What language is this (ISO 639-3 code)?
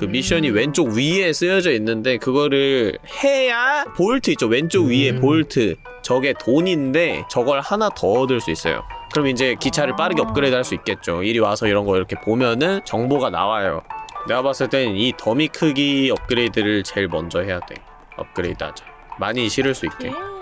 kor